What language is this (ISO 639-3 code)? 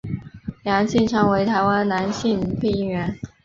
zho